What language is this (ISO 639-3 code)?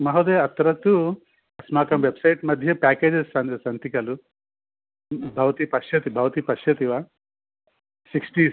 san